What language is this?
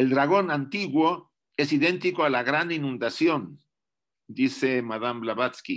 Spanish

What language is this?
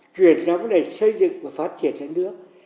Vietnamese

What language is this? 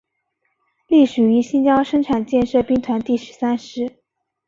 Chinese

